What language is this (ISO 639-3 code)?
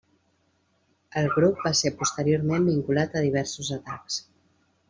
cat